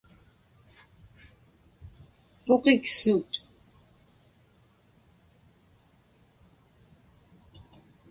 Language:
Inupiaq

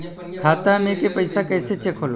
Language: Bhojpuri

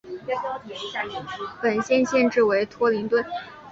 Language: Chinese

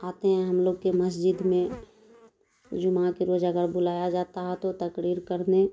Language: Urdu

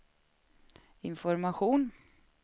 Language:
Swedish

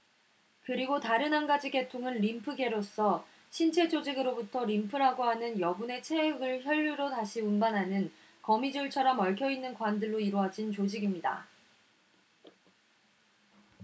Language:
Korean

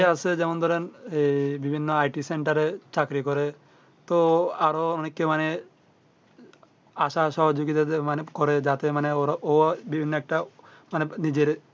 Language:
Bangla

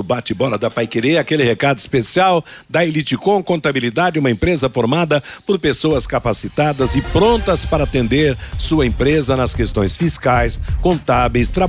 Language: Portuguese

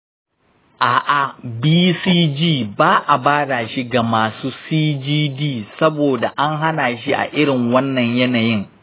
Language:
Hausa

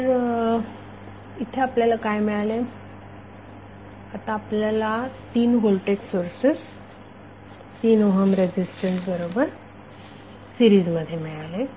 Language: Marathi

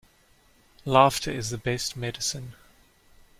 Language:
English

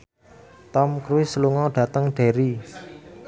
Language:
Javanese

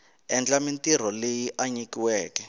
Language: Tsonga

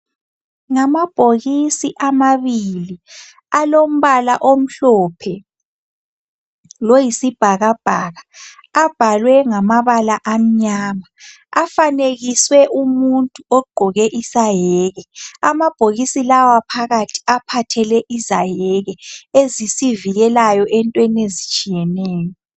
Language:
North Ndebele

